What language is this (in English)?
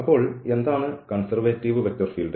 Malayalam